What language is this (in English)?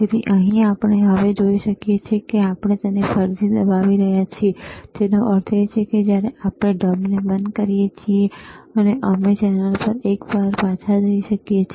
Gujarati